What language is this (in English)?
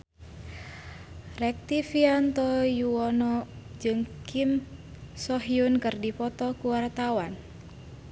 Sundanese